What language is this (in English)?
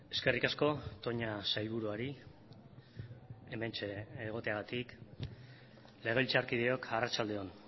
Basque